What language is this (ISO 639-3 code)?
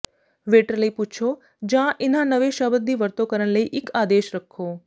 pan